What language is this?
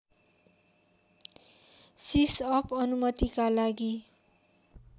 Nepali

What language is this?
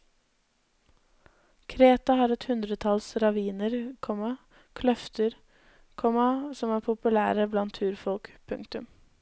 Norwegian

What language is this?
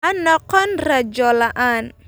Somali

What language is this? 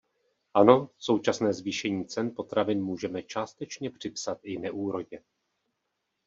Czech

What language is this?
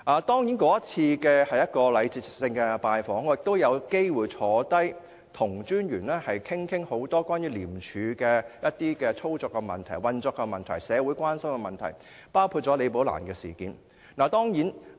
Cantonese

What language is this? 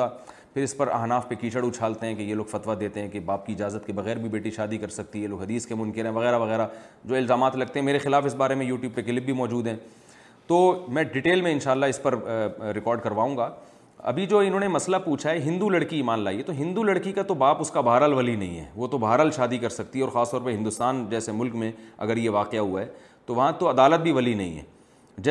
Urdu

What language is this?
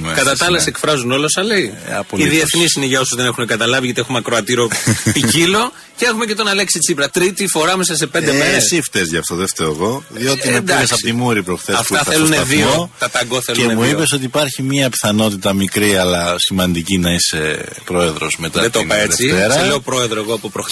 Greek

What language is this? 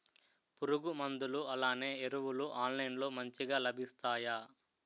Telugu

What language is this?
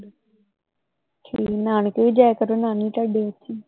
Punjabi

